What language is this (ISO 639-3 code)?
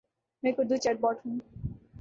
urd